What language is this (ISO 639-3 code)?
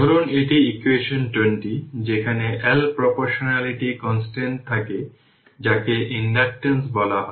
ben